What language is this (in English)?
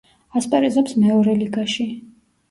Georgian